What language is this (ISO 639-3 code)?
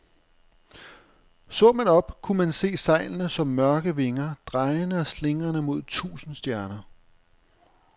dan